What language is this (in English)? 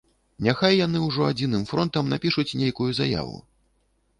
Belarusian